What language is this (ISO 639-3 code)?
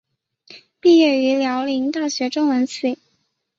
zho